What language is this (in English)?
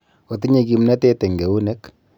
Kalenjin